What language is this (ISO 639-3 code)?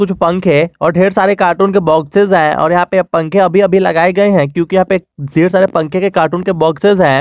hin